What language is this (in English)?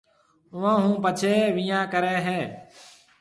Marwari (Pakistan)